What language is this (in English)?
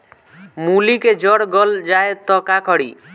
Bhojpuri